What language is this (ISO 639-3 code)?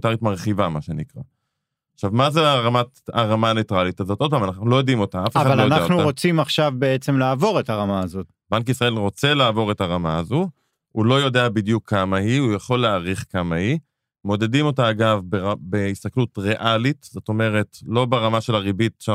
heb